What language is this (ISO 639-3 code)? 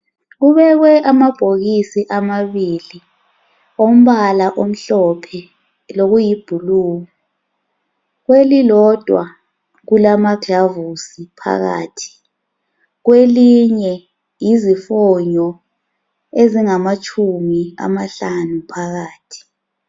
nde